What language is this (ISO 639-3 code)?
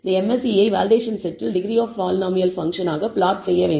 tam